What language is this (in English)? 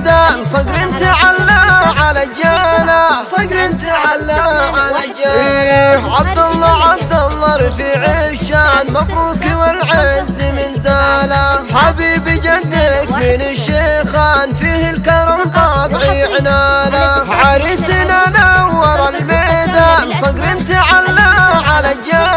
Arabic